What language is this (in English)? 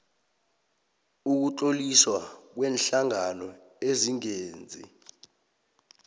South Ndebele